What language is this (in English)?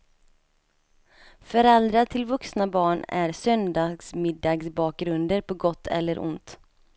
Swedish